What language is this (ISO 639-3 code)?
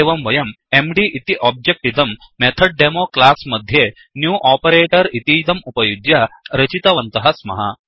san